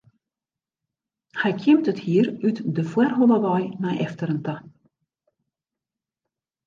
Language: Western Frisian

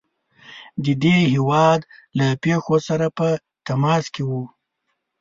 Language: Pashto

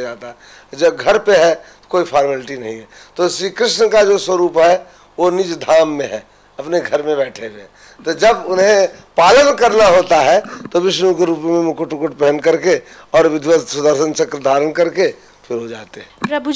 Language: Hindi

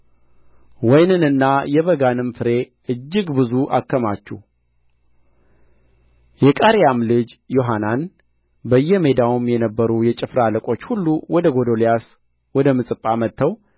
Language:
Amharic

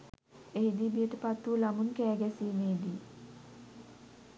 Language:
Sinhala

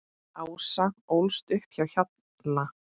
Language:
Icelandic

